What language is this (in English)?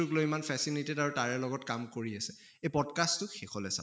Assamese